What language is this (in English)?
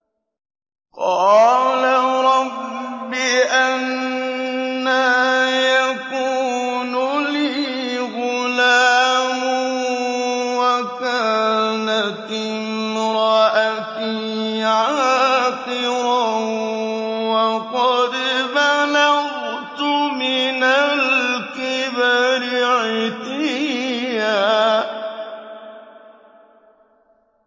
Arabic